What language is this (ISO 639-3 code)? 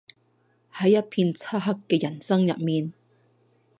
yue